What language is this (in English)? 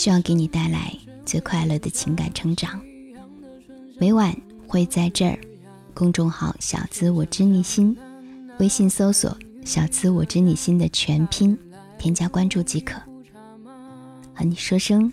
Chinese